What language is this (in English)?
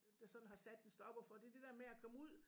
Danish